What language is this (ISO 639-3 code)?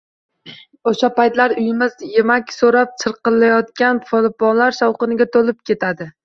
uzb